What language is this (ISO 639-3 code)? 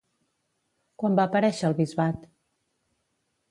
cat